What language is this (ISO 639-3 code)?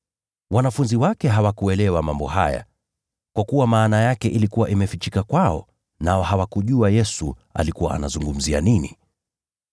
swa